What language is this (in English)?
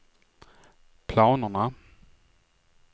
Swedish